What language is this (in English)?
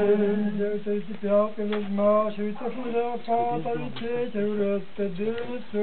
Romanian